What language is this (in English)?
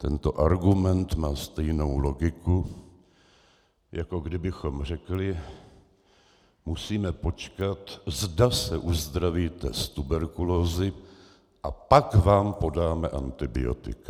Czech